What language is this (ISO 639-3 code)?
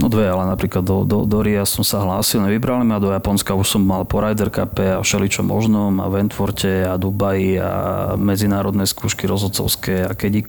slk